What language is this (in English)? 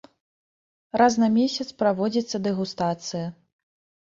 Belarusian